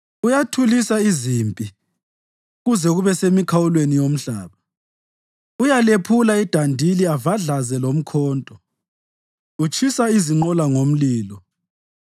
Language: North Ndebele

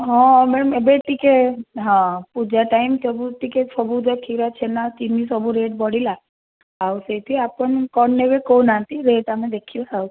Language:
Odia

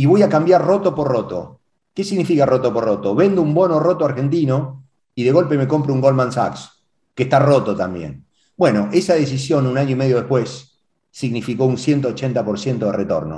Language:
Spanish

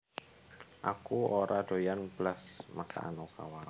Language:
Javanese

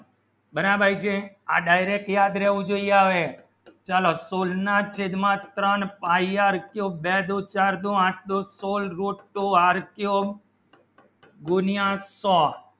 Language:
Gujarati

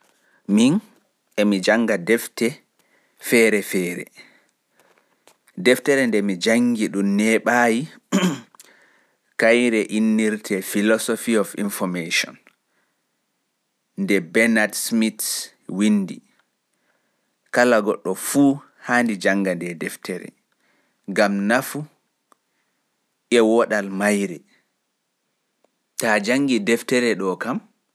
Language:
Fula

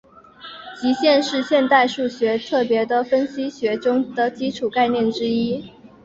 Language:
Chinese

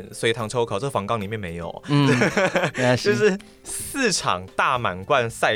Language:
Chinese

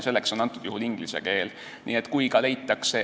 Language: Estonian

